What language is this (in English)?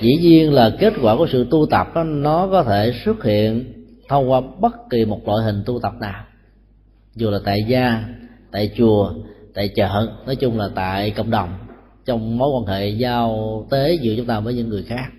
Vietnamese